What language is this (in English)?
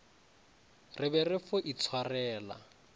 Northern Sotho